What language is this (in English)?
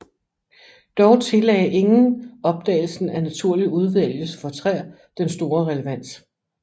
Danish